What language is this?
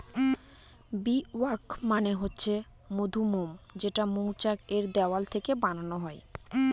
Bangla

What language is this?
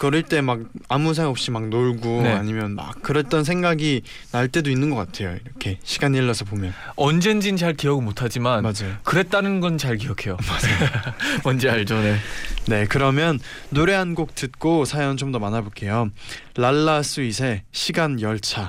Korean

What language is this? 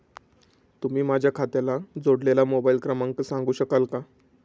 Marathi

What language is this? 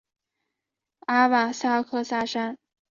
Chinese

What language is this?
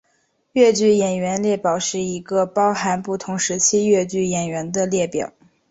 Chinese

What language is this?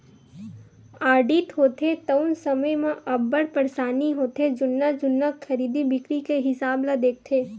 Chhattisgarhi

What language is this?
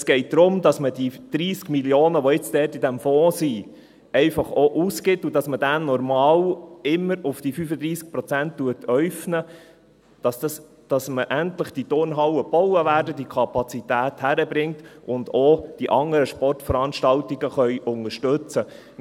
Swiss German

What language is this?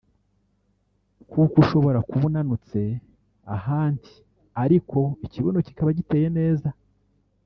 Kinyarwanda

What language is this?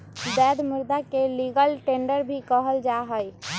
Magahi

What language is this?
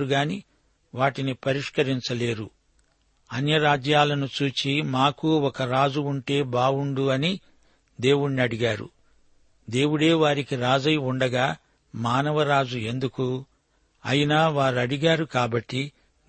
Telugu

